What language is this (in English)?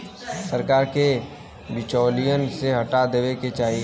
Bhojpuri